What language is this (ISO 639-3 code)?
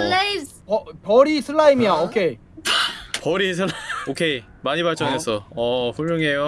kor